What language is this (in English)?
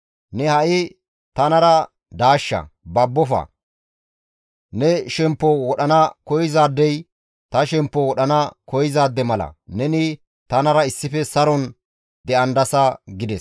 Gamo